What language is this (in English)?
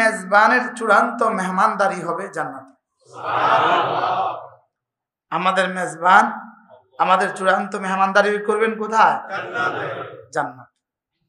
Arabic